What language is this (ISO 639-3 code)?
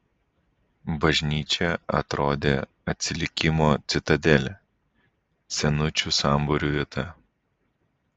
lit